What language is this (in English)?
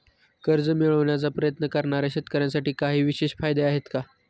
Marathi